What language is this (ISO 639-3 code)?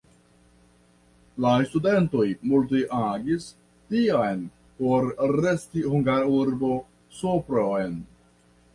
epo